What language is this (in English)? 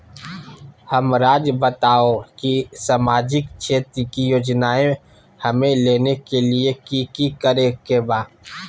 Magahi